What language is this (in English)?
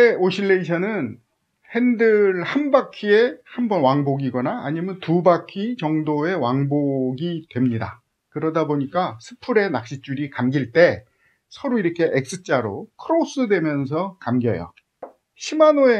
Korean